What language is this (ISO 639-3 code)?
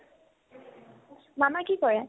asm